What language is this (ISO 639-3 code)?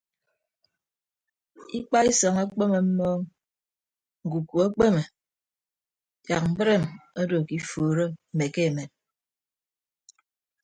ibb